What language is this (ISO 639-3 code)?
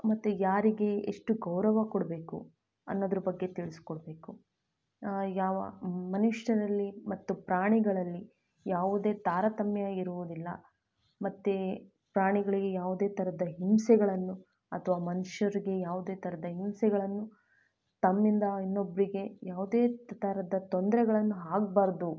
kan